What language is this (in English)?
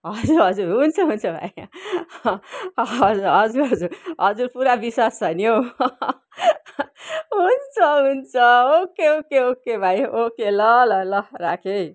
Nepali